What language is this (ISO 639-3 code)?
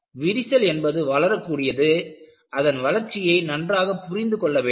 tam